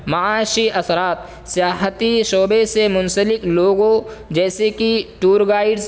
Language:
Urdu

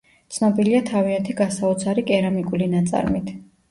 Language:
Georgian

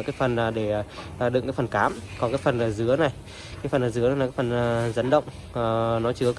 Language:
Vietnamese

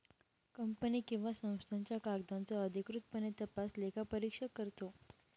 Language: Marathi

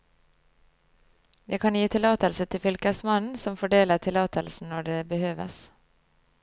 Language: Norwegian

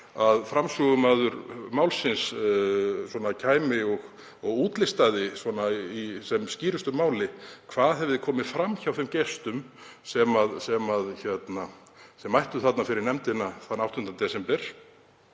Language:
Icelandic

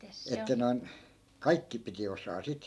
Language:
Finnish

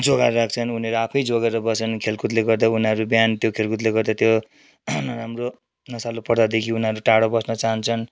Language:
Nepali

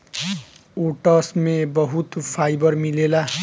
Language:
Bhojpuri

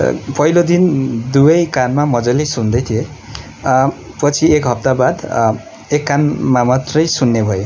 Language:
Nepali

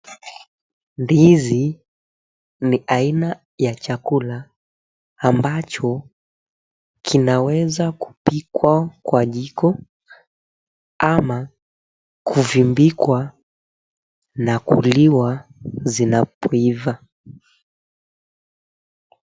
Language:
Swahili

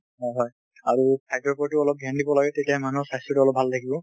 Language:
Assamese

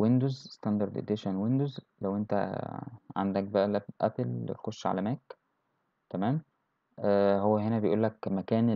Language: Arabic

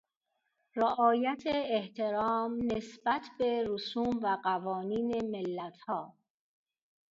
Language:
Persian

